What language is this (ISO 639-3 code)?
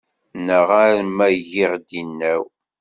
kab